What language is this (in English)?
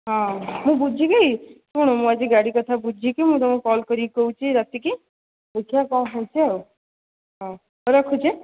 Odia